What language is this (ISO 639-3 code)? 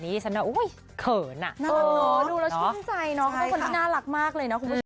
tha